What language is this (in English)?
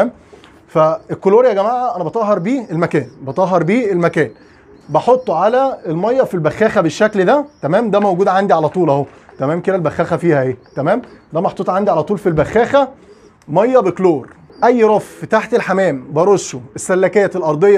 Arabic